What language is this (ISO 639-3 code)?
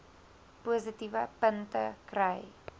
afr